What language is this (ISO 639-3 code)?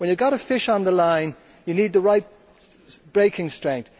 eng